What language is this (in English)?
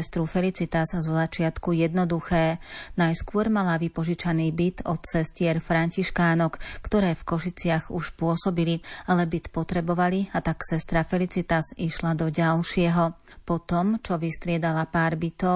Slovak